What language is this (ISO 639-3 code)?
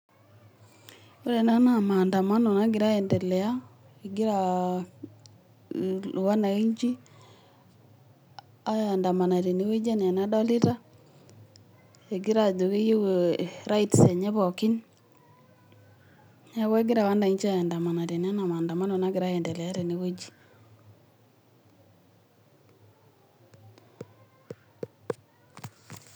mas